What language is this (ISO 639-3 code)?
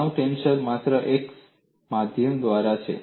guj